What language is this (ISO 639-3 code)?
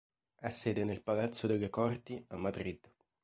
ita